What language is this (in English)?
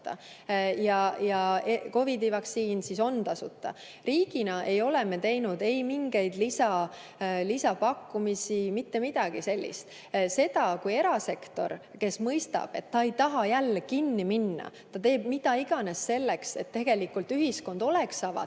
Estonian